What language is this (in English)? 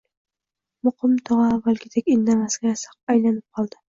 Uzbek